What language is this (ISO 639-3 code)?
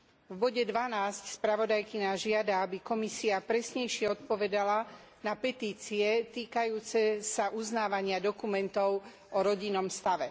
slk